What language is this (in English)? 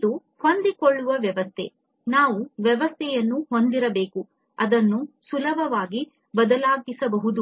Kannada